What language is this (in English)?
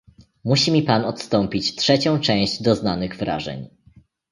Polish